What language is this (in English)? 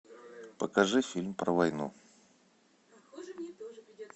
Russian